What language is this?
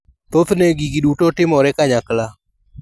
Luo (Kenya and Tanzania)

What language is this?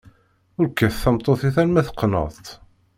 Kabyle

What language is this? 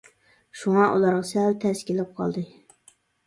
Uyghur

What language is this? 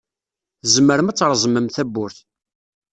Kabyle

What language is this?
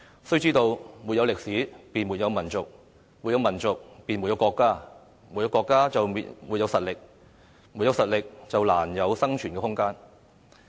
Cantonese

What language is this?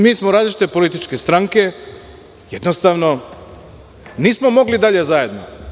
Serbian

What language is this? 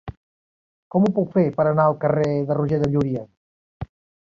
Catalan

